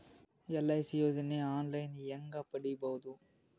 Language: Kannada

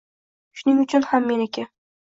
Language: Uzbek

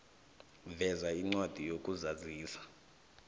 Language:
South Ndebele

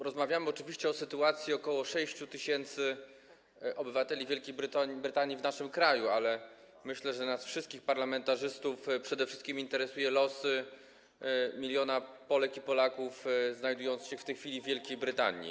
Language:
Polish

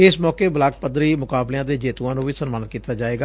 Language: Punjabi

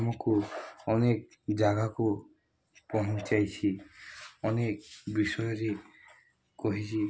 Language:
Odia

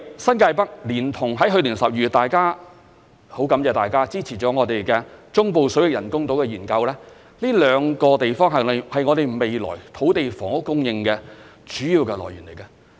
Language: Cantonese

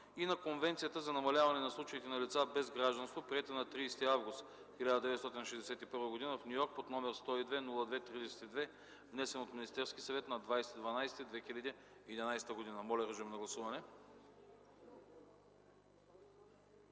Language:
Bulgarian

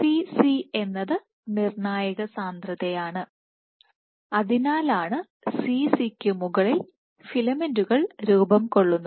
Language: Malayalam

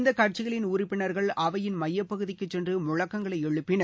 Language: Tamil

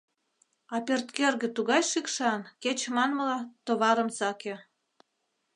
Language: Mari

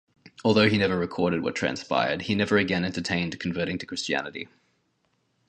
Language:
English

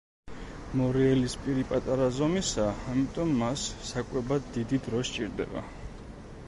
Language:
Georgian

